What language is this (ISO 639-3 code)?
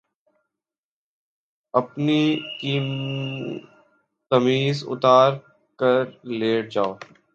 urd